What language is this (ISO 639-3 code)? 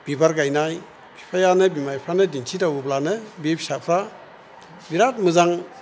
brx